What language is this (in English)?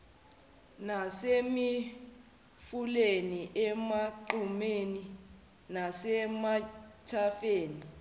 Zulu